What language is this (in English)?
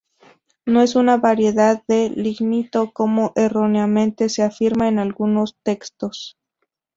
Spanish